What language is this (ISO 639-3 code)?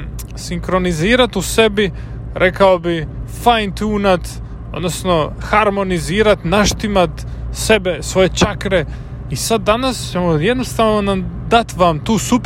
hrv